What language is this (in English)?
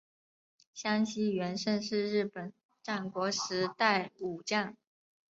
Chinese